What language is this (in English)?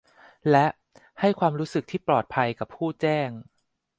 Thai